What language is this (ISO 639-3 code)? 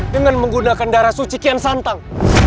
ind